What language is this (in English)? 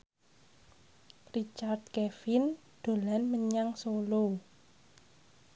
Javanese